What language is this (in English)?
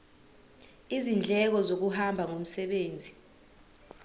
Zulu